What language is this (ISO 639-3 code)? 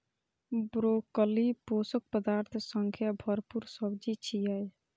mai